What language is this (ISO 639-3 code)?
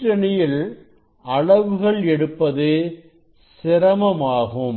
tam